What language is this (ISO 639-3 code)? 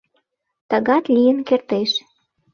chm